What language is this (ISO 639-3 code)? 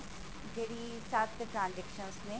pan